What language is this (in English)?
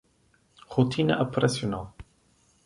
Portuguese